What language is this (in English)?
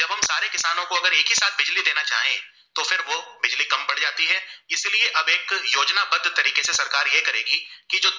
Gujarati